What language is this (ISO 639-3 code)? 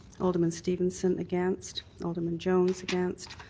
eng